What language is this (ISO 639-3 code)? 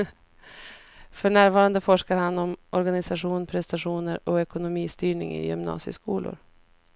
swe